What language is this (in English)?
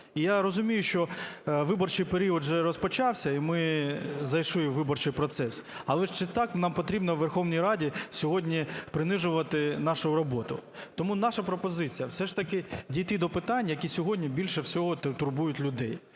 Ukrainian